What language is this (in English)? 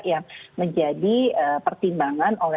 Indonesian